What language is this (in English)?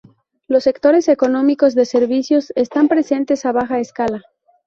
Spanish